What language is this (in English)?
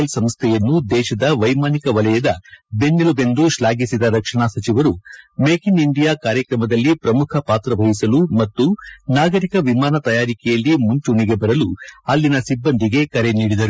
Kannada